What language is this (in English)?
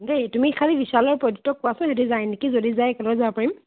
Assamese